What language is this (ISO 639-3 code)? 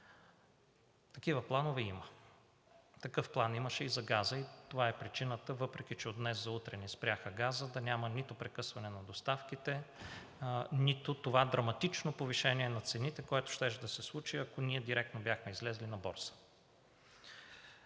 bul